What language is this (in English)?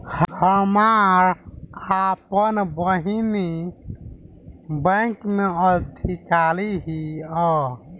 Bhojpuri